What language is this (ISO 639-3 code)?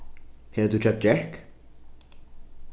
fao